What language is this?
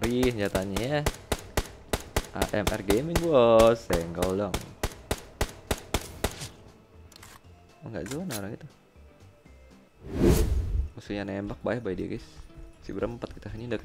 Indonesian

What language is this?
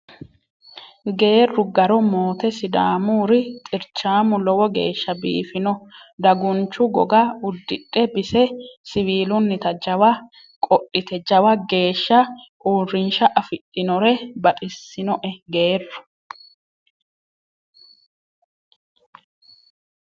Sidamo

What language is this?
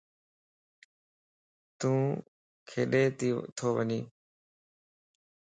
Lasi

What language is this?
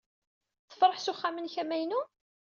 Kabyle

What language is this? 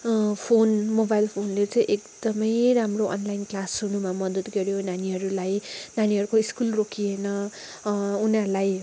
Nepali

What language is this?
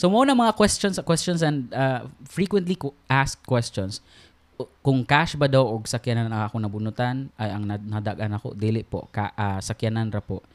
Filipino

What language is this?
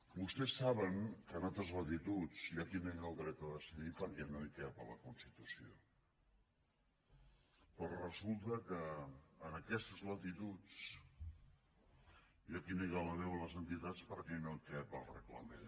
Catalan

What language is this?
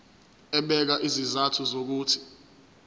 Zulu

